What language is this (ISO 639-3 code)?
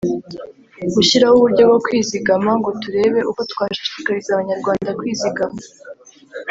kin